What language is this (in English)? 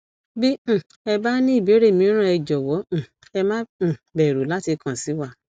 Yoruba